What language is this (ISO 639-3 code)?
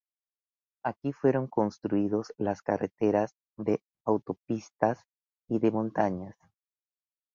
spa